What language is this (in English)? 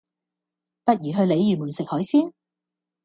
Cantonese